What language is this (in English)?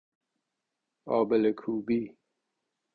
Persian